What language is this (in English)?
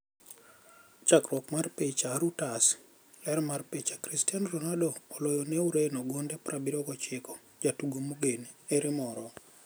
Luo (Kenya and Tanzania)